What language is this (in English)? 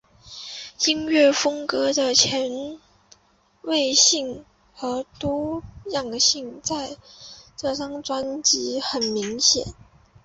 Chinese